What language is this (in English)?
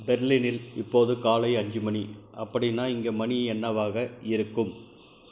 Tamil